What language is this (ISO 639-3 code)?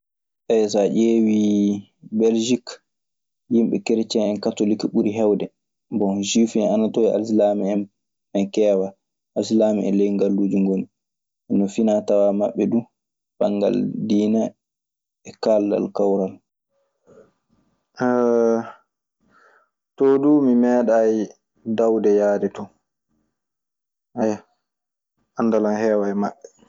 ffm